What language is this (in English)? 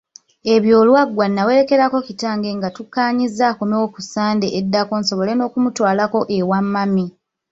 Ganda